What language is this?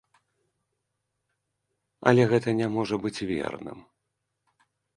Belarusian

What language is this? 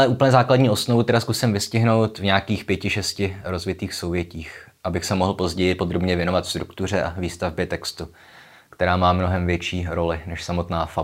Czech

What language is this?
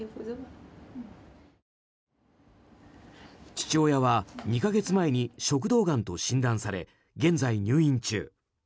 Japanese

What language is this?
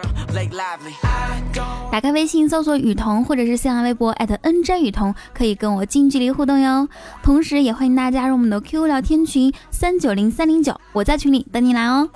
Chinese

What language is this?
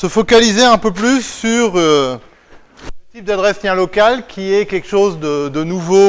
French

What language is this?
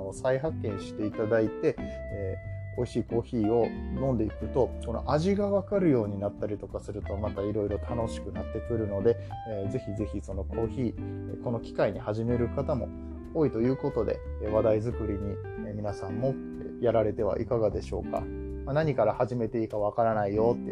Japanese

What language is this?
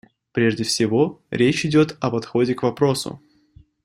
Russian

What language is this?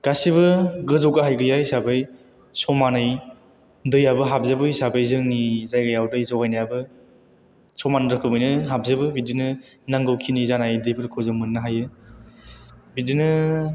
Bodo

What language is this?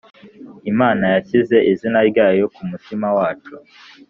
Kinyarwanda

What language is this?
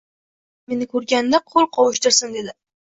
Uzbek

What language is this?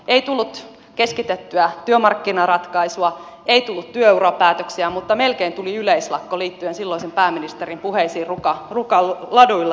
Finnish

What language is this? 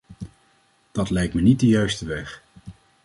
Dutch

